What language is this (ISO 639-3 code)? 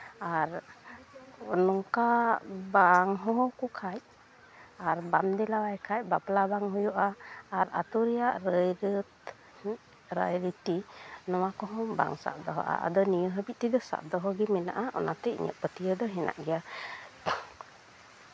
sat